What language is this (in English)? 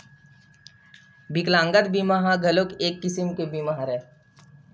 Chhattisgarhi